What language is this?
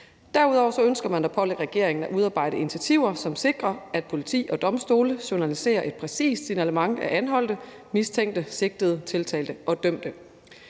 Danish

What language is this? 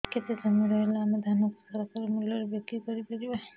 Odia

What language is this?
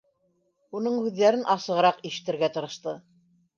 Bashkir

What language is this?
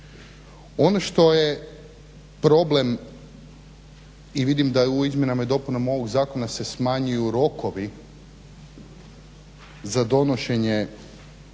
Croatian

